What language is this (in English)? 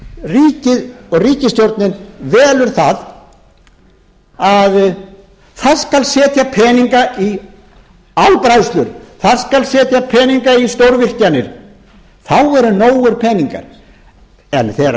Icelandic